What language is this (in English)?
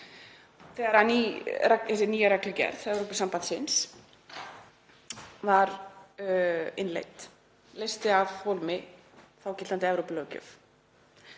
Icelandic